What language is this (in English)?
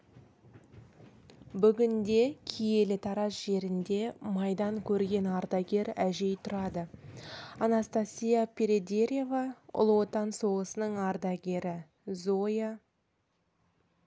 Kazakh